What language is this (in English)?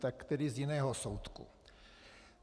Czech